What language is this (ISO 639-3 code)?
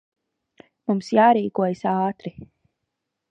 lav